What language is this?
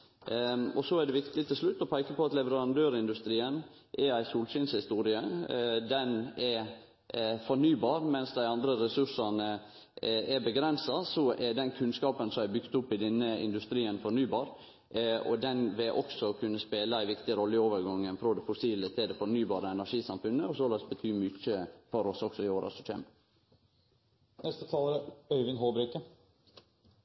Norwegian Nynorsk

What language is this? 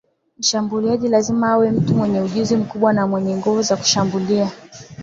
Swahili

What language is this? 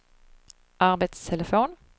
Swedish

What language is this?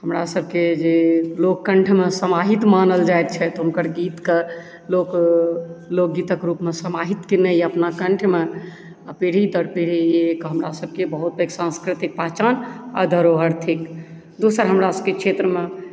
Maithili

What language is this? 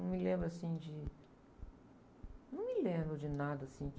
Portuguese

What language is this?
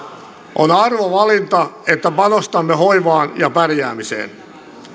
Finnish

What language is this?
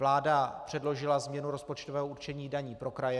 Czech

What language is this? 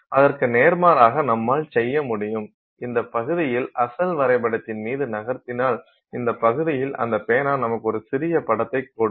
Tamil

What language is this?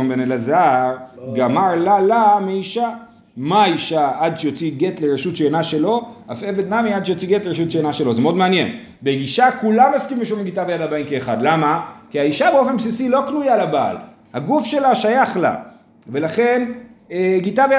Hebrew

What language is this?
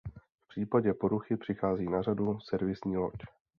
Czech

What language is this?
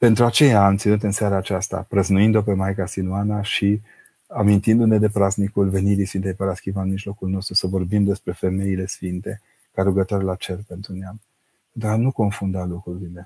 Romanian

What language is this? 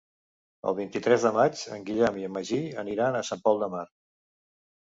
Catalan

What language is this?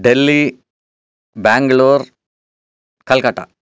Sanskrit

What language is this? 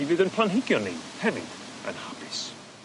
Welsh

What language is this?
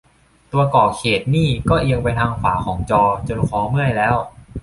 Thai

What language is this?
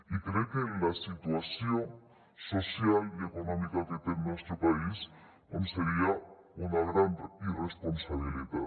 Catalan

